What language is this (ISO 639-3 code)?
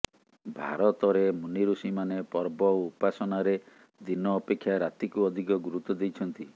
ori